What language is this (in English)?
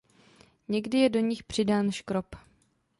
Czech